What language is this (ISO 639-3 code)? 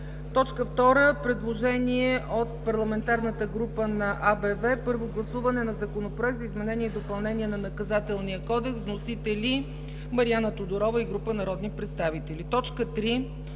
bul